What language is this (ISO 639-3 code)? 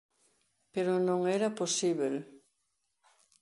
glg